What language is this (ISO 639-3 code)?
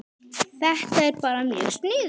isl